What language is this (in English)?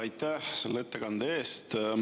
Estonian